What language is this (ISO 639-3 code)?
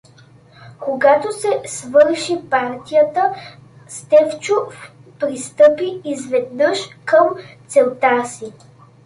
bul